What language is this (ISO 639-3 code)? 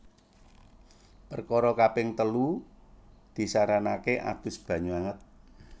jav